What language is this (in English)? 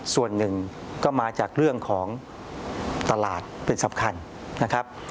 Thai